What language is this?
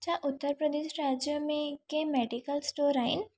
Sindhi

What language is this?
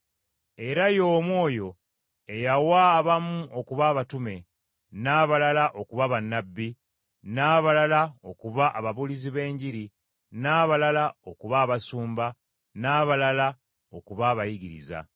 Ganda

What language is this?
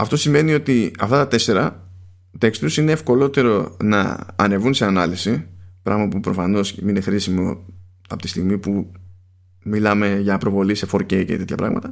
Greek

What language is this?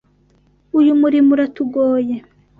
Kinyarwanda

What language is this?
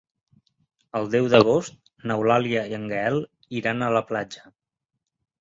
Catalan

